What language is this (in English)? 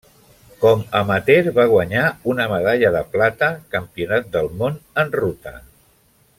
Catalan